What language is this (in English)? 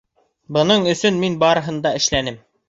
Bashkir